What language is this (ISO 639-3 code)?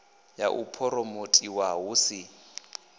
ven